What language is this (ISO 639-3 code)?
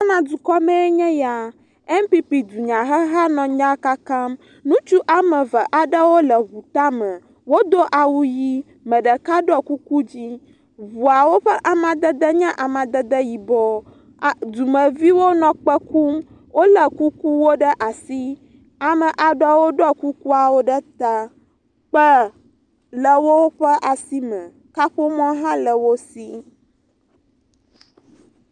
ewe